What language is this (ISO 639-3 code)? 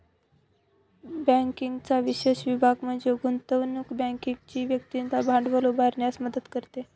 mar